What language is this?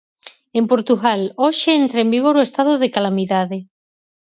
Galician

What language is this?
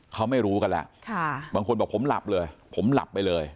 Thai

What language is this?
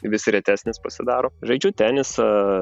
Lithuanian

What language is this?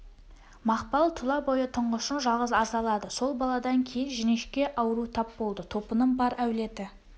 Kazakh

